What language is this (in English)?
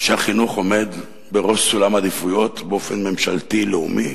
Hebrew